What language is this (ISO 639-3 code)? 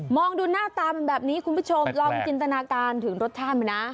tha